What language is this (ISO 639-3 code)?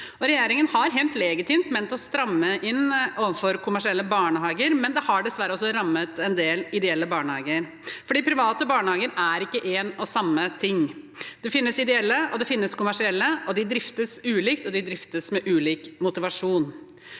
nor